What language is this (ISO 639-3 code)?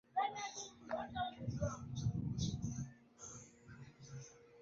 swa